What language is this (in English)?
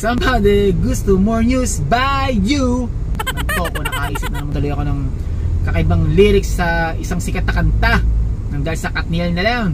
Filipino